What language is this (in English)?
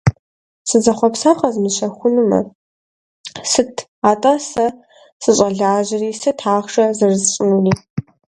Kabardian